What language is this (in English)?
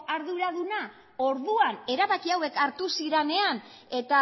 Basque